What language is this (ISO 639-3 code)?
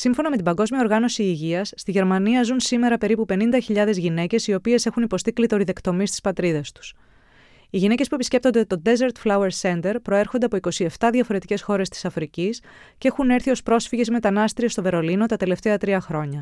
ell